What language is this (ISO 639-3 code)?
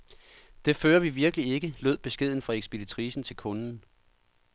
dan